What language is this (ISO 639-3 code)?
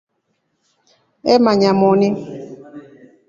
rof